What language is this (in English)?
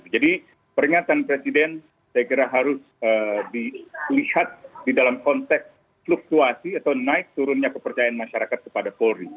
Indonesian